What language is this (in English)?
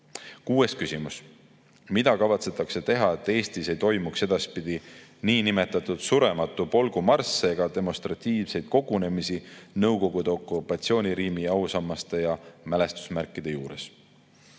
Estonian